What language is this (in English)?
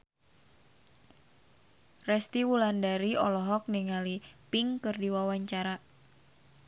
Sundanese